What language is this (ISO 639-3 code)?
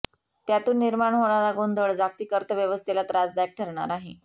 mar